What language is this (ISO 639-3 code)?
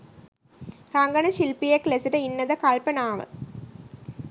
sin